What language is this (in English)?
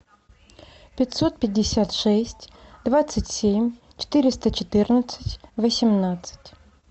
Russian